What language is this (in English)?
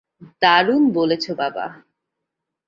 Bangla